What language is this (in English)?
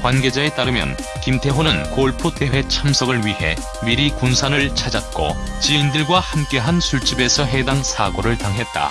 Korean